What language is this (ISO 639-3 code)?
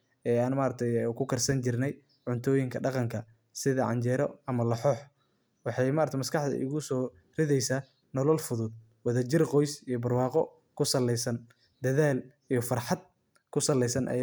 som